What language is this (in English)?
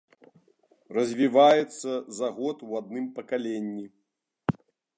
Belarusian